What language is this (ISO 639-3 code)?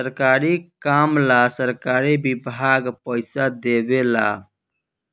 bho